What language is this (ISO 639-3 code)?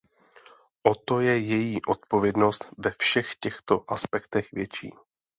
ces